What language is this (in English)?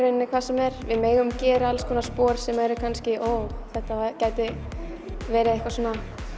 Icelandic